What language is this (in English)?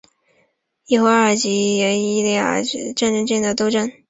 Chinese